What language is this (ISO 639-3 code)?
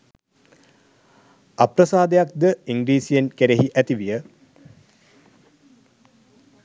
sin